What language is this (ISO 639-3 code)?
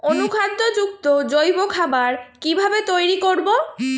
ben